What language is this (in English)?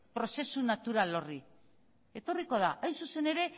Basque